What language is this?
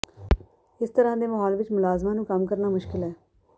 Punjabi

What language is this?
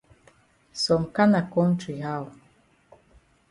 Cameroon Pidgin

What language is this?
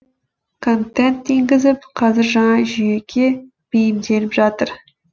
Kazakh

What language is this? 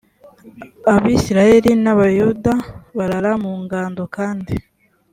Kinyarwanda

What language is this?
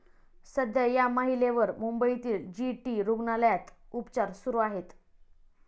Marathi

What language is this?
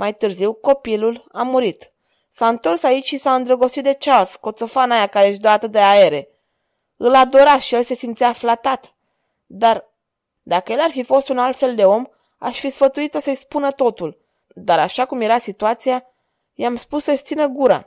Romanian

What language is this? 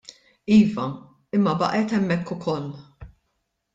Maltese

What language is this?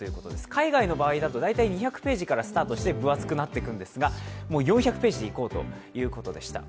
Japanese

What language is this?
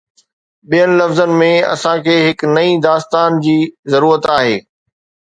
Sindhi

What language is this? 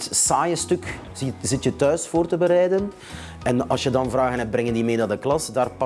Dutch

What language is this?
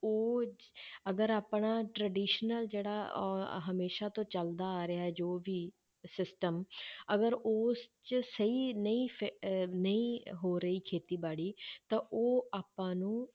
Punjabi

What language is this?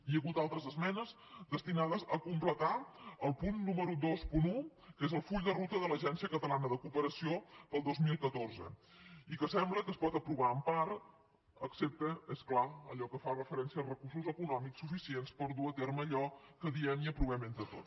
Catalan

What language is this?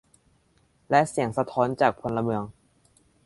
Thai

